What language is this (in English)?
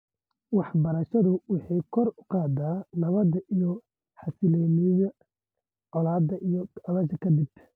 Somali